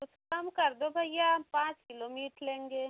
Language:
Hindi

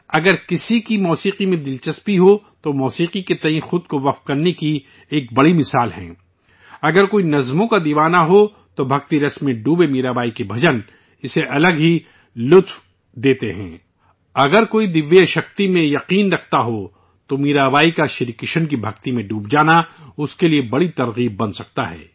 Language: Urdu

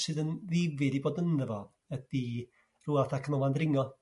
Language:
Welsh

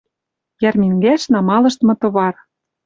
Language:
Western Mari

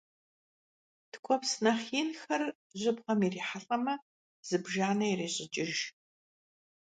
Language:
Kabardian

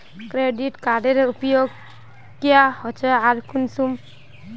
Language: Magahi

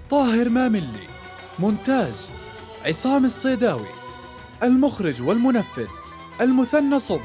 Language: Arabic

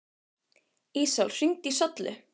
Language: Icelandic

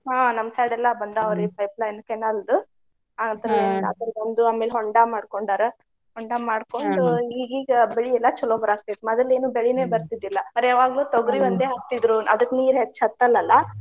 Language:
Kannada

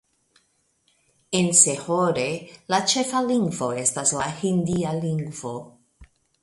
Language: Esperanto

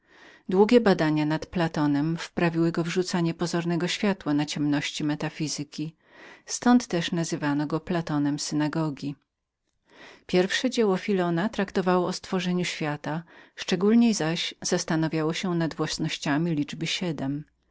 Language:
Polish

